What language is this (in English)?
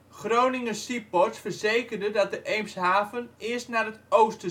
Dutch